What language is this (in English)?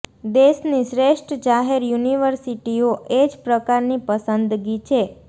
Gujarati